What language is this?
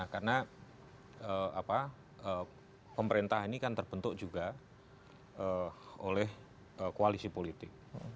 Indonesian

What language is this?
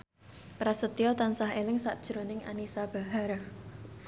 Javanese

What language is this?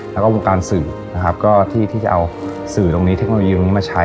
Thai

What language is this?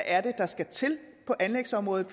Danish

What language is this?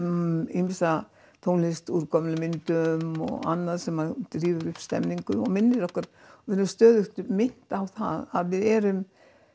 Icelandic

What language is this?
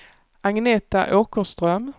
Swedish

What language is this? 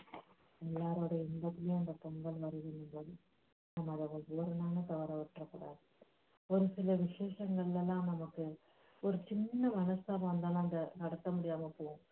Tamil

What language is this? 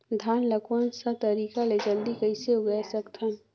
Chhattisgarhi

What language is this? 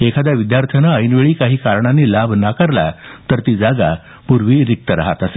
Marathi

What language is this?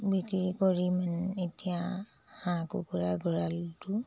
Assamese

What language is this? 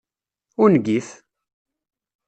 Kabyle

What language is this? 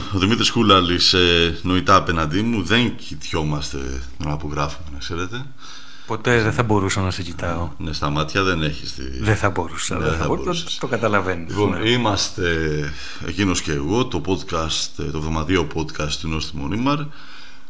Greek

